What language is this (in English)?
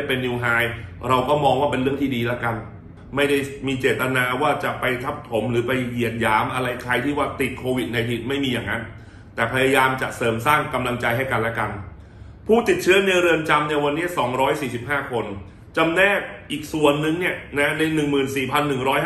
Thai